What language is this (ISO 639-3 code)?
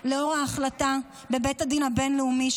heb